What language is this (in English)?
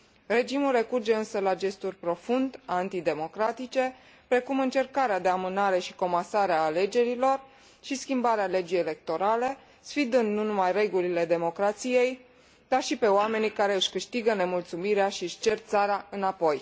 Romanian